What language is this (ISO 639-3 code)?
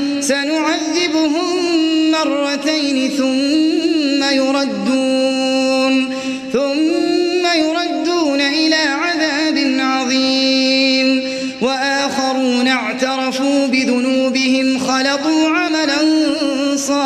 ara